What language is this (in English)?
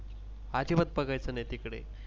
Marathi